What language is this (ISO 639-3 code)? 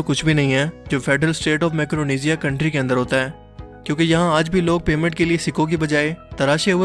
urd